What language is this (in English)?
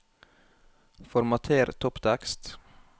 Norwegian